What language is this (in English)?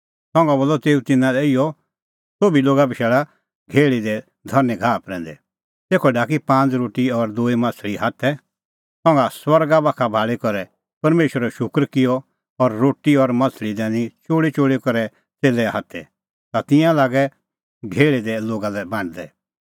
Kullu Pahari